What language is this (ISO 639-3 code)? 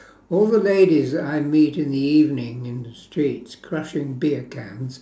eng